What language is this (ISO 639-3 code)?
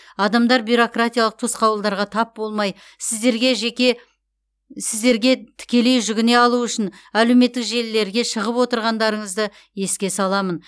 kaz